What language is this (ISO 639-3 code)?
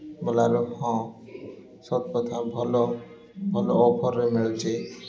ori